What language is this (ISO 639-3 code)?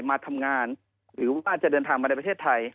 tha